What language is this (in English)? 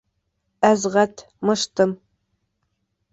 Bashkir